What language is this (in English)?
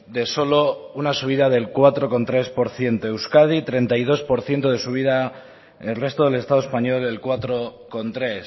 Spanish